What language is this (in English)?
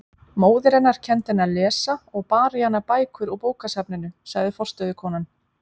Icelandic